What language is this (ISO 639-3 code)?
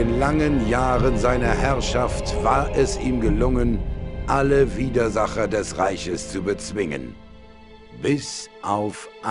deu